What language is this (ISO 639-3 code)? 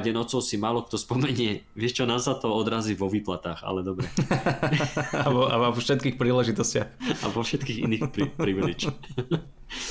slk